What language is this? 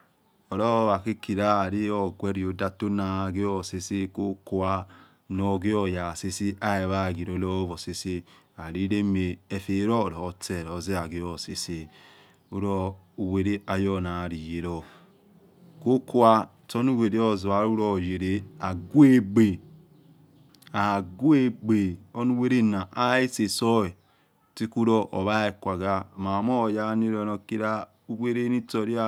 Yekhee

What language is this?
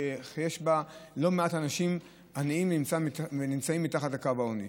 Hebrew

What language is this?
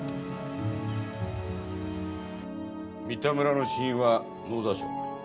Japanese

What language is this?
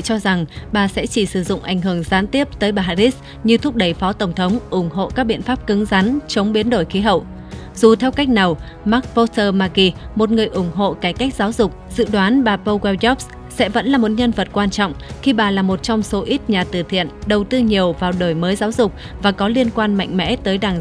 Vietnamese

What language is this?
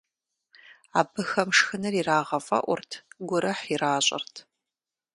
Kabardian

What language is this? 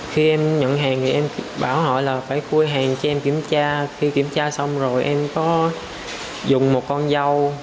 Vietnamese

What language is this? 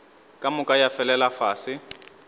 Northern Sotho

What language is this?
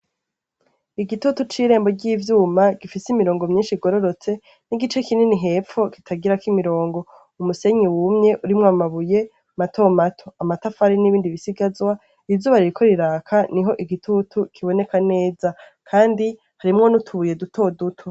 Rundi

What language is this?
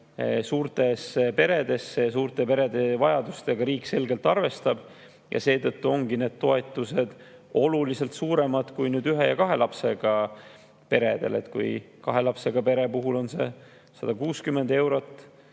Estonian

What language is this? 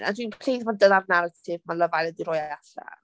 Welsh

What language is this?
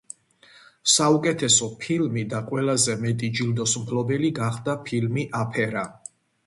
Georgian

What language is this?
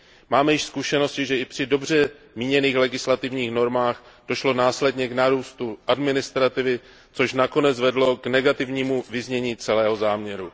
Czech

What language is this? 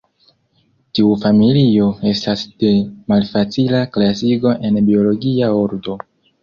Esperanto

